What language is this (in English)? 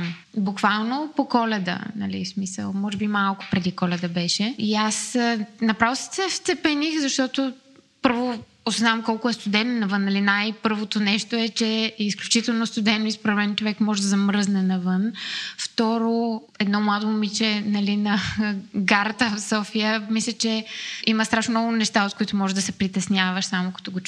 Bulgarian